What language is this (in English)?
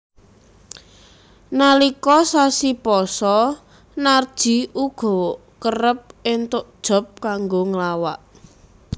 Javanese